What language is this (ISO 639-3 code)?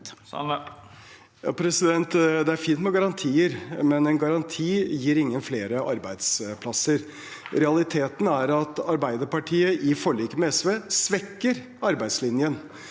nor